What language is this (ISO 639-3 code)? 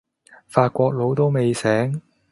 yue